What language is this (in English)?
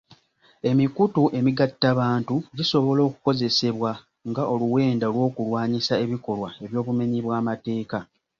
Ganda